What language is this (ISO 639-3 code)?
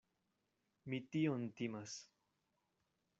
epo